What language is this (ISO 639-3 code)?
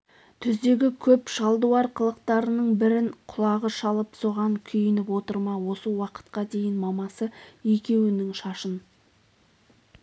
kaz